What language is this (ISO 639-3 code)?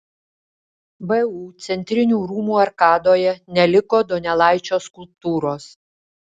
lit